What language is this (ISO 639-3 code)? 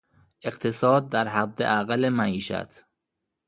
fas